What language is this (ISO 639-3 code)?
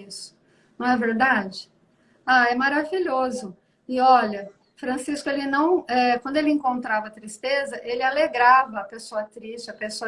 por